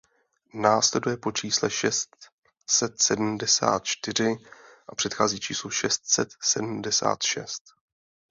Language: Czech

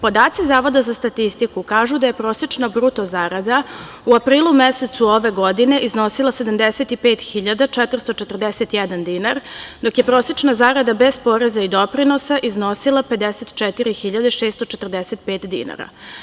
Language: Serbian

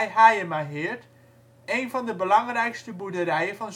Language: Dutch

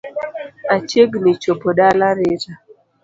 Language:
Luo (Kenya and Tanzania)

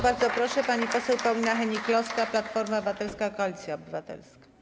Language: Polish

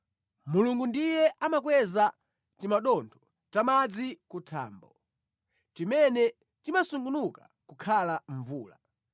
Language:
Nyanja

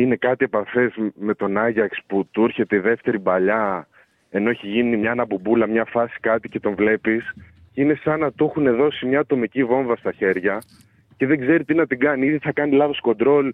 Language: Greek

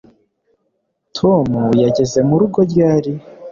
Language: Kinyarwanda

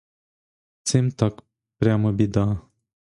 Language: Ukrainian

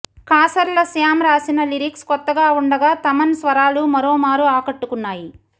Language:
Telugu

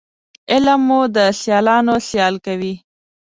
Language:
Pashto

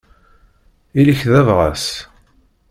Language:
Kabyle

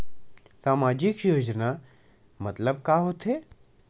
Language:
Chhattisgarhi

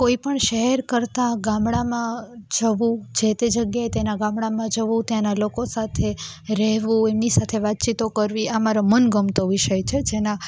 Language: Gujarati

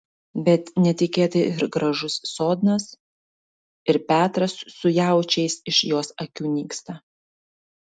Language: Lithuanian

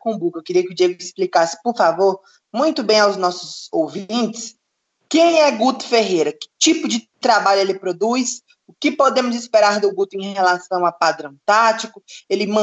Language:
Portuguese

